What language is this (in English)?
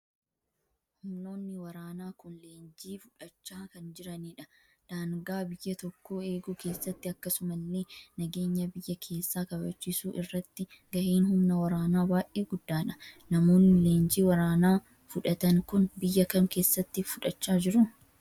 Oromo